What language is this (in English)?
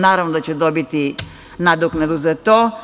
Serbian